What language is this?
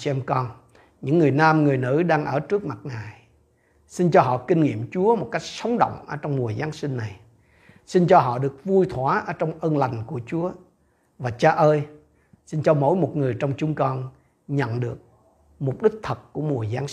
Vietnamese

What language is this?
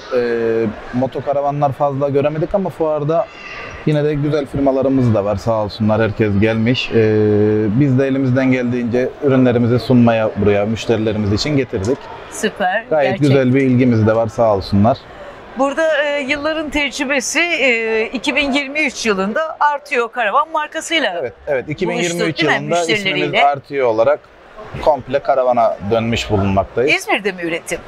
Turkish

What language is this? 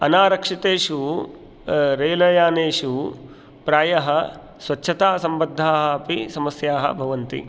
Sanskrit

